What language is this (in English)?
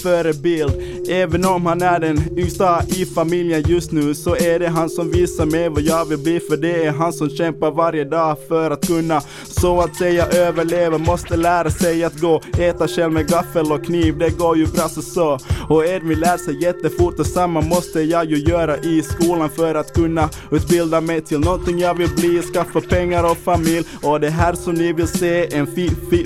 Swedish